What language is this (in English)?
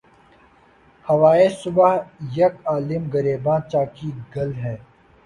Urdu